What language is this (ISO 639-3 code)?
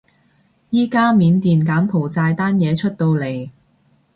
yue